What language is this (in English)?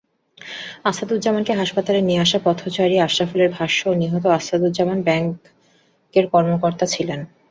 Bangla